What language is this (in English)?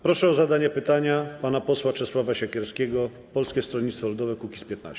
Polish